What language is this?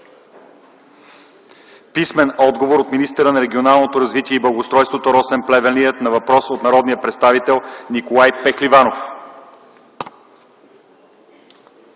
Bulgarian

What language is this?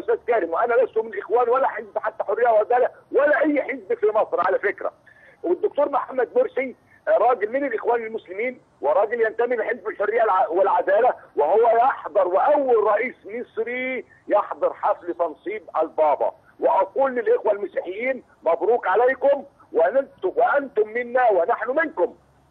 Arabic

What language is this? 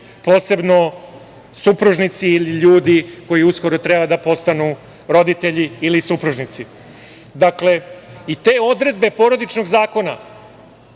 Serbian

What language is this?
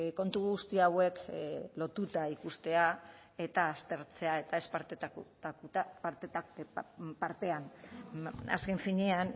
Basque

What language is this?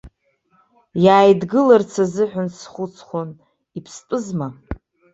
Abkhazian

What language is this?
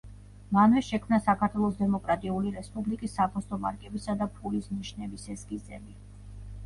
Georgian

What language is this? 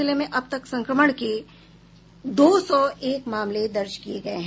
Hindi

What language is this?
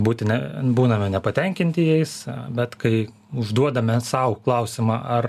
Lithuanian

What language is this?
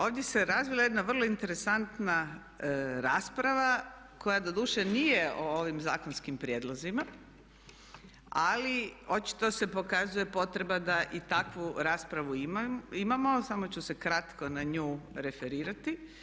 Croatian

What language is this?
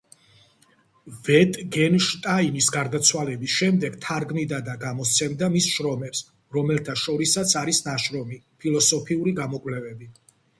Georgian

